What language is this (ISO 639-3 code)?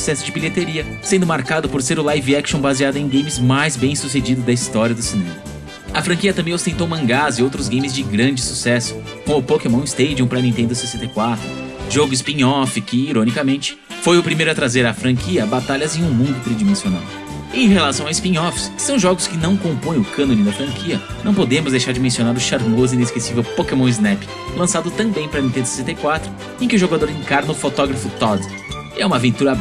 por